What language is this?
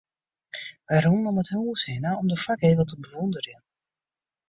Western Frisian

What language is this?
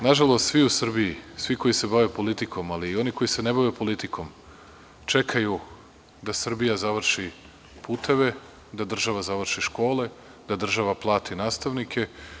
Serbian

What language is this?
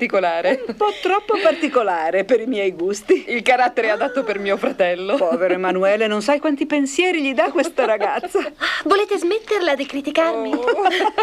Italian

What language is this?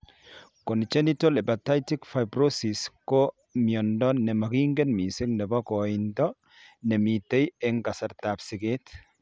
Kalenjin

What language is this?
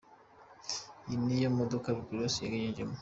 Kinyarwanda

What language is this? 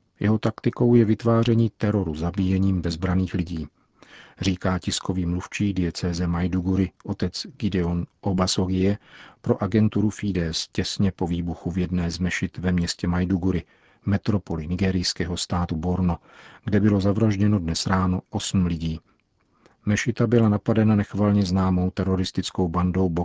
Czech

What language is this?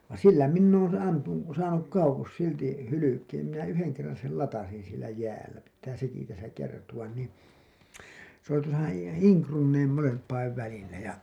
Finnish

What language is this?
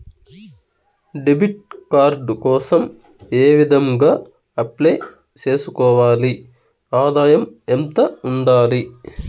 Telugu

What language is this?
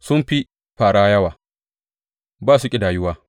Hausa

